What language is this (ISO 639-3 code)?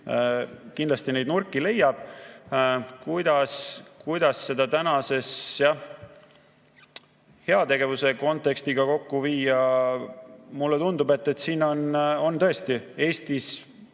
est